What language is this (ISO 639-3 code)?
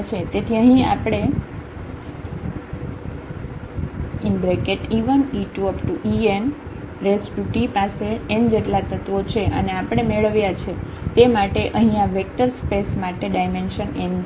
guj